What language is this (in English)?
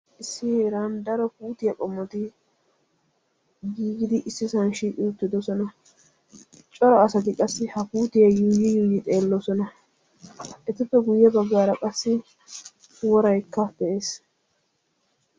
Wolaytta